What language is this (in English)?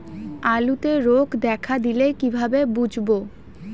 Bangla